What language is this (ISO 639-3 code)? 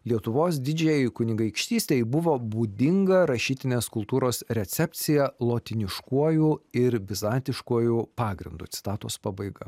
lit